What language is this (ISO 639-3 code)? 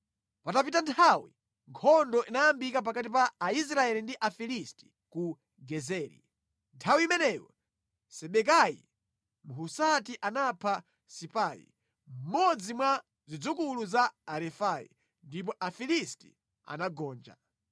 nya